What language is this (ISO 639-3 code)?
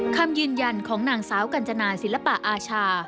tha